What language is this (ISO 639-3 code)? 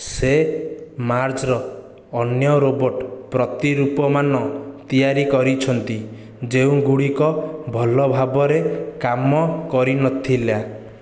ori